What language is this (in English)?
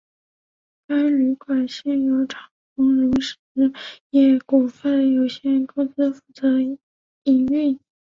Chinese